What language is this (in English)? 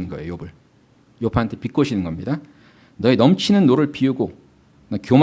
Korean